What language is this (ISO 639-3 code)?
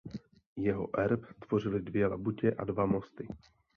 ces